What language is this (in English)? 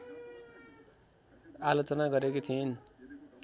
Nepali